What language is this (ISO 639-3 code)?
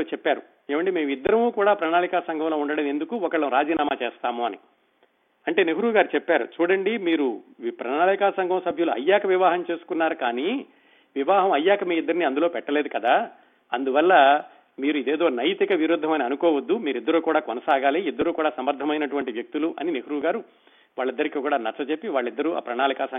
tel